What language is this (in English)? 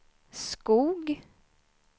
Swedish